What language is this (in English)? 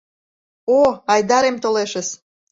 Mari